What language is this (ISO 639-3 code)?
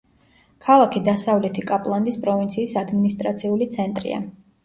kat